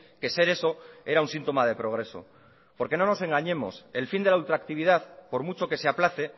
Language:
Spanish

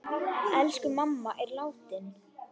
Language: Icelandic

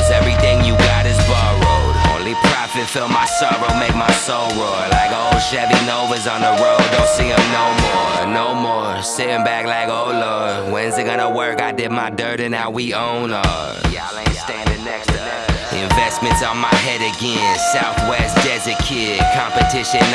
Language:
English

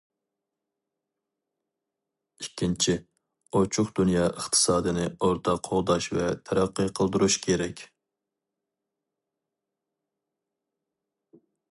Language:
Uyghur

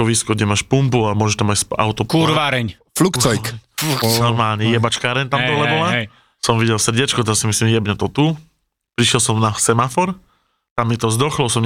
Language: Slovak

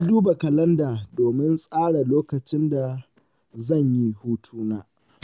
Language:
Hausa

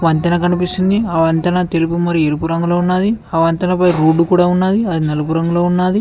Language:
Telugu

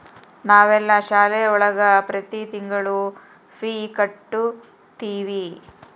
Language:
Kannada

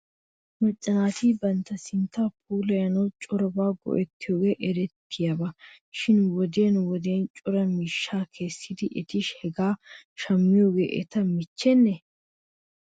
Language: Wolaytta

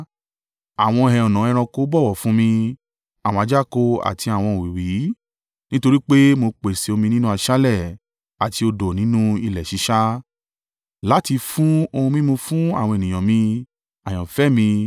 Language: Yoruba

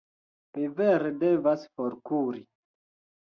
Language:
Esperanto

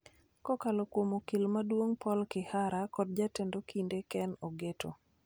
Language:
Luo (Kenya and Tanzania)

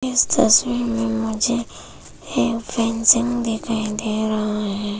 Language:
Hindi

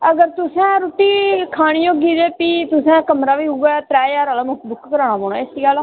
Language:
Dogri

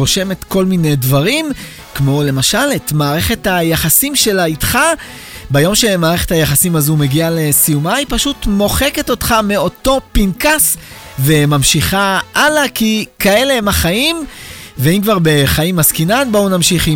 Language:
Hebrew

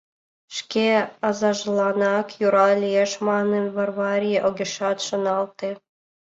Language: Mari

